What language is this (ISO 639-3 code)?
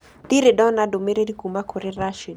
kik